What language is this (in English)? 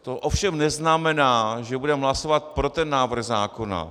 Czech